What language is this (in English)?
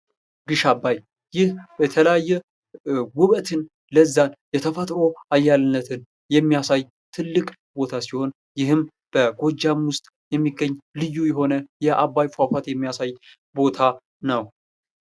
Amharic